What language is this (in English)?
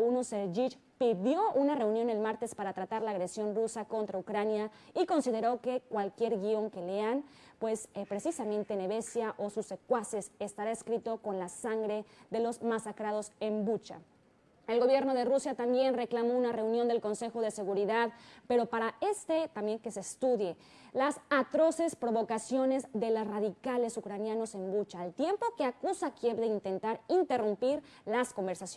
Spanish